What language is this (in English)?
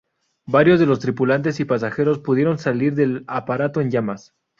Spanish